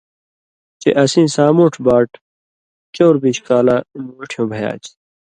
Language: Indus Kohistani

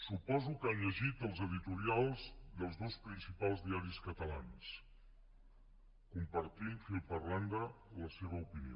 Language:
Catalan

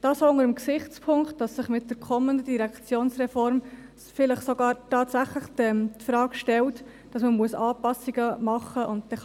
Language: Swiss German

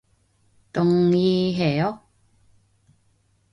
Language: Korean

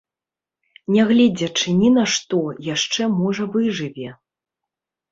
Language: Belarusian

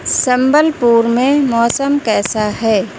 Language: Urdu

